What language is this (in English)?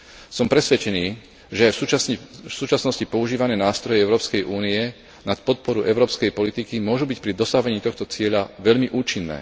Slovak